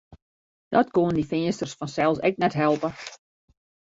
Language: Western Frisian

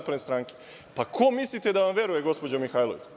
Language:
Serbian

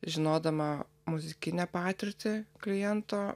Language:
Lithuanian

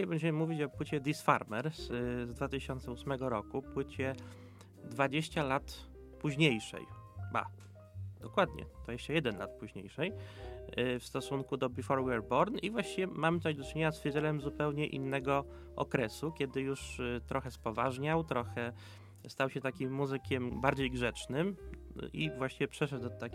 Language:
Polish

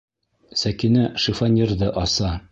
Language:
Bashkir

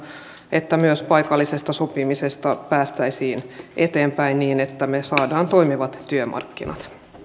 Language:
Finnish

